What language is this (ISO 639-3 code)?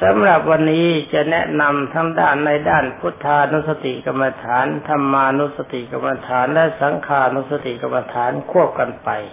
tha